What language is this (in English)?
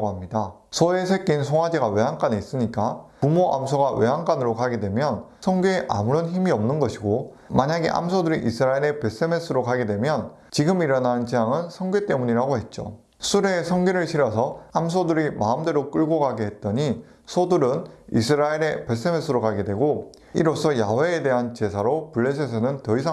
Korean